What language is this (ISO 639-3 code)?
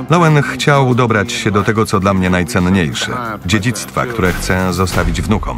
pol